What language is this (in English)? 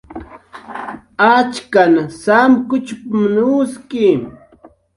Jaqaru